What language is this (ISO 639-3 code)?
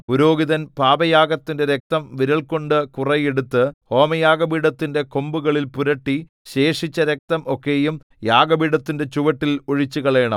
mal